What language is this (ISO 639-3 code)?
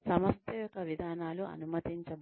tel